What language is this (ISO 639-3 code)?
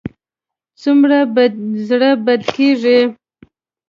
pus